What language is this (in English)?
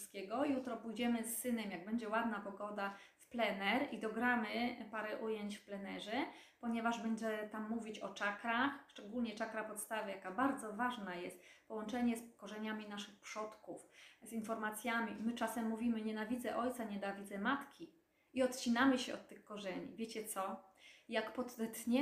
Polish